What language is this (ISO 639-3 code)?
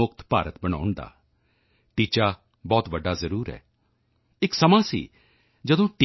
pan